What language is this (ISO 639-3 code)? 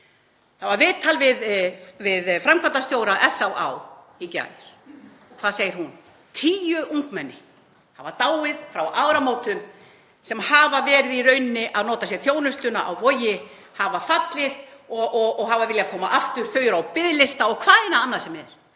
isl